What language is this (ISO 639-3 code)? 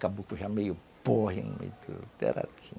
por